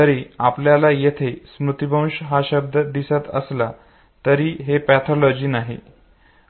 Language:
Marathi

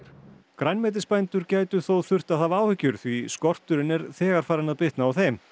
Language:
Icelandic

